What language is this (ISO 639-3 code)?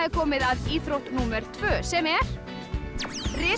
isl